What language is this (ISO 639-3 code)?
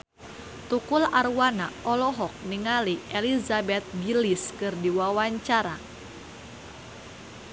sun